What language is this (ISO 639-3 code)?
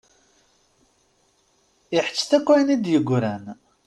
kab